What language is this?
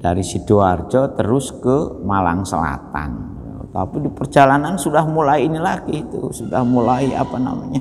Indonesian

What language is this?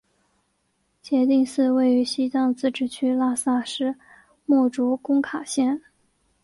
Chinese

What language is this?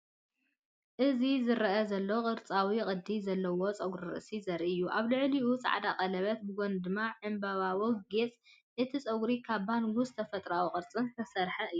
Tigrinya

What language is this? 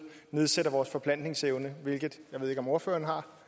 Danish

